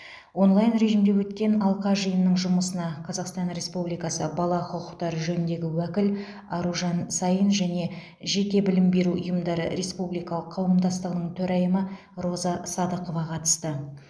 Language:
Kazakh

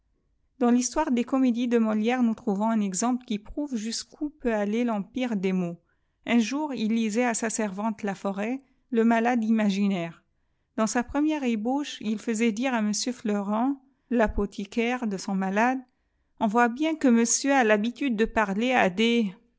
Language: French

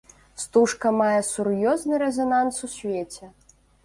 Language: Belarusian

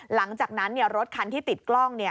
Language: Thai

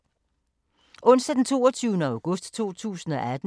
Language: Danish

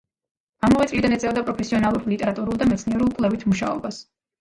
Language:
Georgian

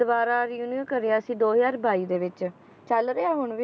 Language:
Punjabi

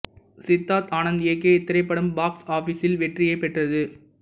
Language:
Tamil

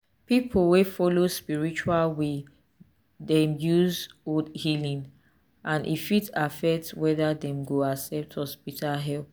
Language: Nigerian Pidgin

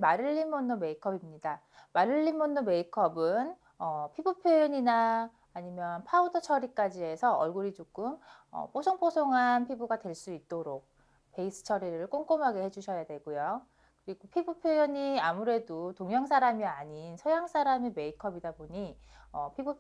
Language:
Korean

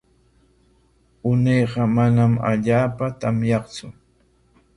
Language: Corongo Ancash Quechua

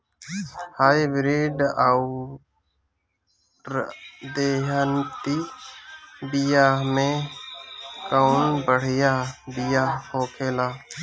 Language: Bhojpuri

